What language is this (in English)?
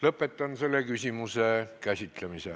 Estonian